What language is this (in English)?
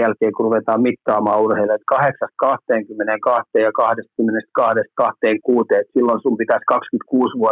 Finnish